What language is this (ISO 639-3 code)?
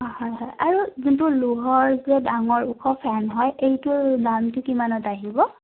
asm